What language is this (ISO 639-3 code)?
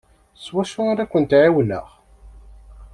kab